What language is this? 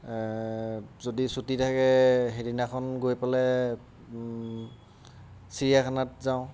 Assamese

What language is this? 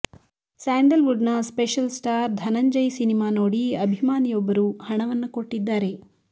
Kannada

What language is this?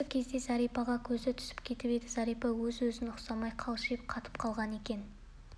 Kazakh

